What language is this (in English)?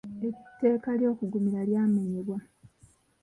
Ganda